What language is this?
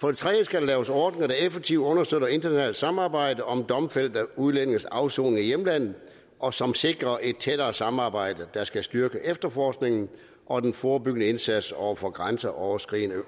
Danish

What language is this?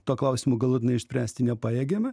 Lithuanian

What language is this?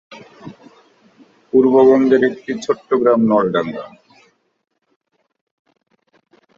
Bangla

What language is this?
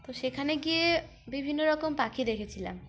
Bangla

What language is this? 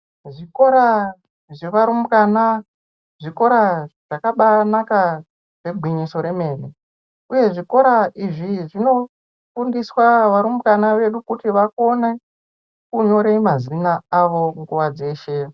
Ndau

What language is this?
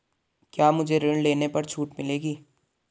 Hindi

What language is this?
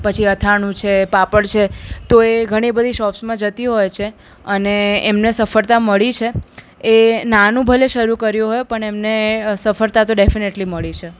Gujarati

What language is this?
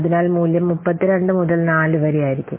Malayalam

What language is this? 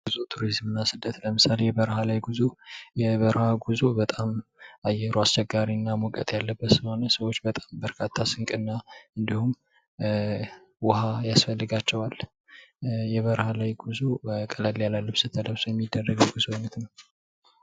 Amharic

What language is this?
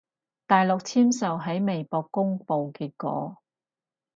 Cantonese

